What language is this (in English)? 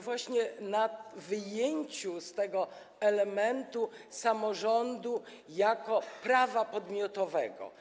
Polish